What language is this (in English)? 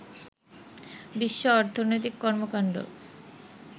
Bangla